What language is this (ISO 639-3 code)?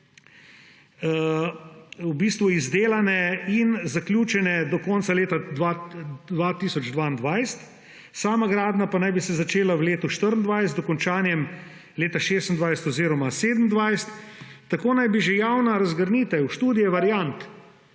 slv